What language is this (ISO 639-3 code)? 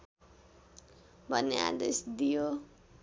nep